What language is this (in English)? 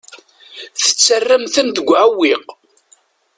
Kabyle